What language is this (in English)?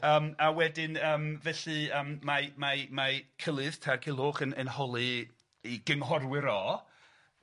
Welsh